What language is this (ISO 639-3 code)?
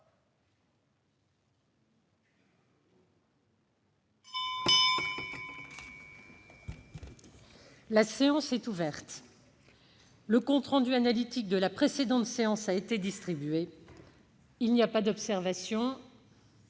fra